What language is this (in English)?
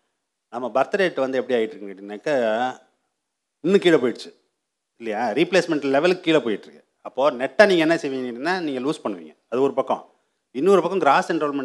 Tamil